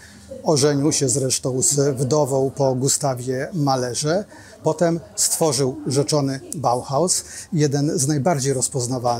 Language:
Polish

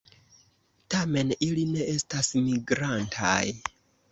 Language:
Esperanto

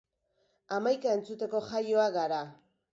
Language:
Basque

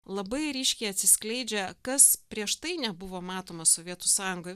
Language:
Lithuanian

